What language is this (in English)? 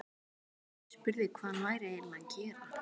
Icelandic